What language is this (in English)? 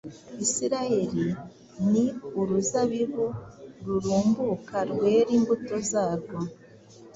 Kinyarwanda